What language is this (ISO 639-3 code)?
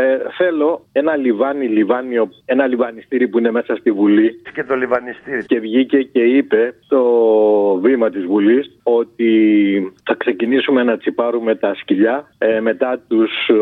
ell